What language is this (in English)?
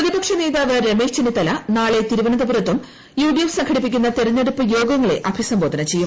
Malayalam